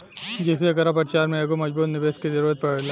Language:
Bhojpuri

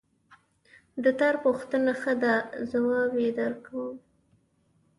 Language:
Pashto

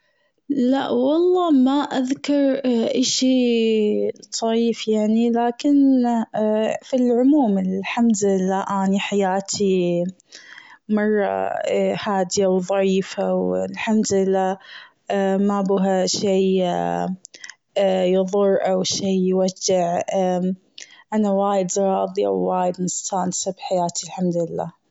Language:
Gulf Arabic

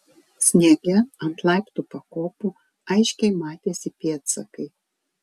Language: Lithuanian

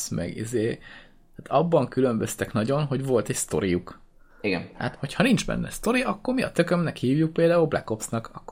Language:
Hungarian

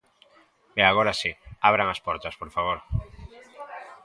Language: Galician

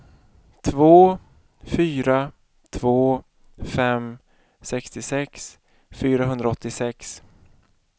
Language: Swedish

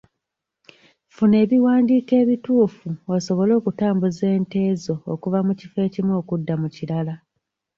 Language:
Ganda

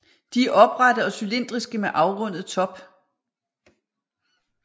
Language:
Danish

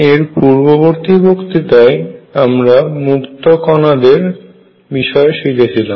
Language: Bangla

